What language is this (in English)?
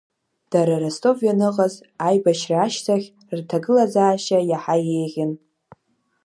Abkhazian